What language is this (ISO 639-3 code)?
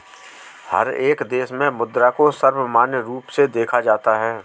hin